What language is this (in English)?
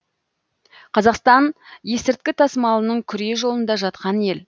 Kazakh